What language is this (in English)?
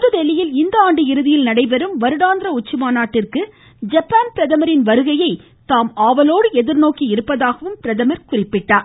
Tamil